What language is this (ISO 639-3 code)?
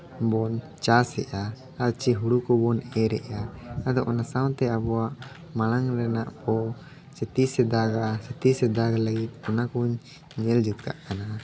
sat